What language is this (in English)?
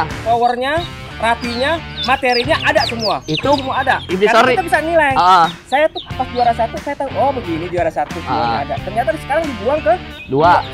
Indonesian